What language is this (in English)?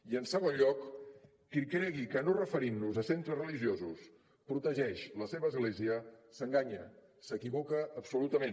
Catalan